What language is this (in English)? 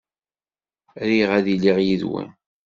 Kabyle